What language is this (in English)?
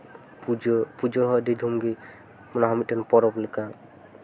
Santali